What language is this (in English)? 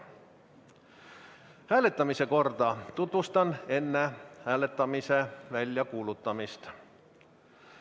Estonian